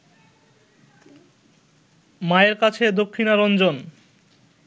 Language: Bangla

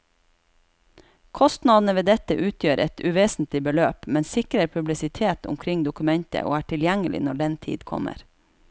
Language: Norwegian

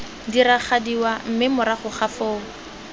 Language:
Tswana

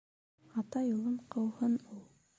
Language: Bashkir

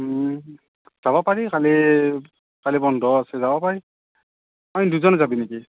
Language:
Assamese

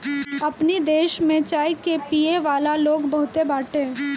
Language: Bhojpuri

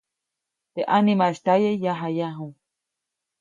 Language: Copainalá Zoque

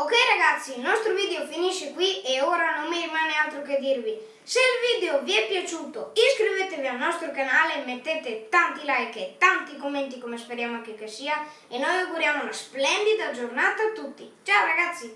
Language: Italian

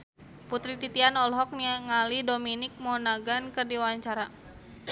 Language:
Sundanese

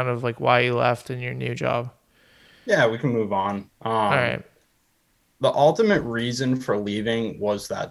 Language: English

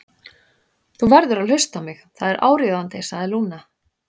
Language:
Icelandic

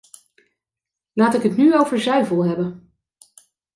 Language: Dutch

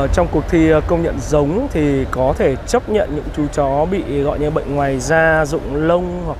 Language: Vietnamese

